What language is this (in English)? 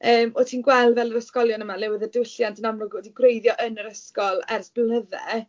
Welsh